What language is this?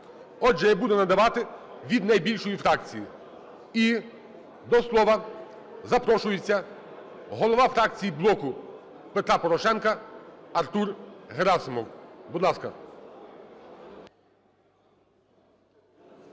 Ukrainian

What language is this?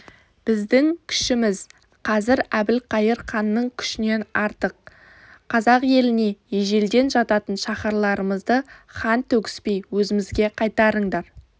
Kazakh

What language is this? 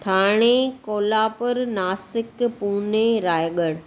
Sindhi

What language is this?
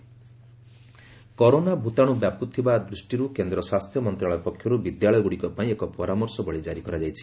Odia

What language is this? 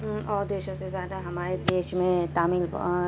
Urdu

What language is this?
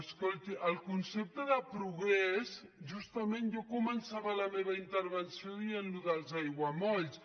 Catalan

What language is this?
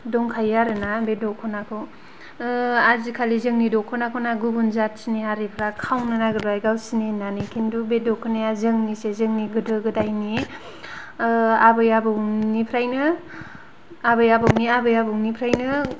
Bodo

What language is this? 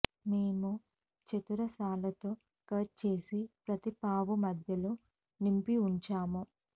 Telugu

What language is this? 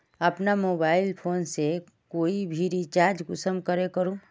Magahi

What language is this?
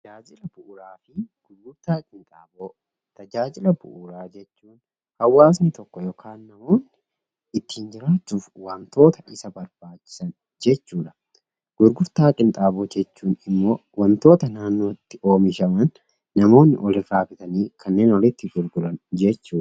Oromo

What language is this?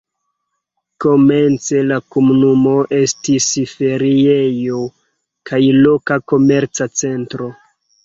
Esperanto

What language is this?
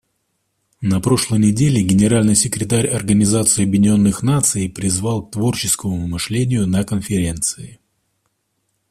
Russian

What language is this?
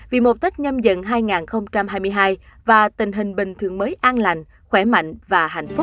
Vietnamese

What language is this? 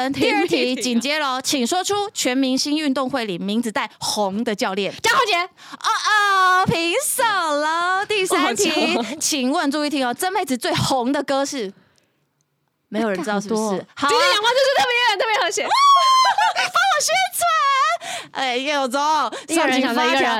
Chinese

